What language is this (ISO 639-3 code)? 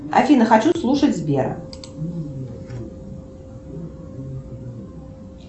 rus